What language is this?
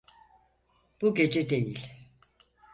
Turkish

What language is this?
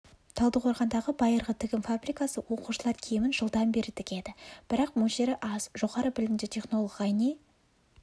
Kazakh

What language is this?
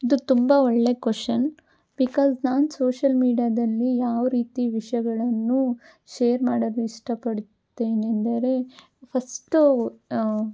Kannada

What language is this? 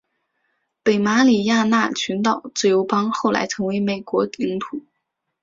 Chinese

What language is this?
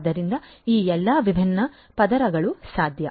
Kannada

